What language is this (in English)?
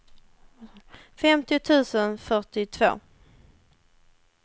Swedish